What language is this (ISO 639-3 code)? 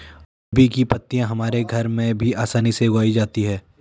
hin